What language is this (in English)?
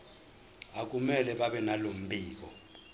Zulu